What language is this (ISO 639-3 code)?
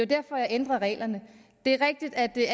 dan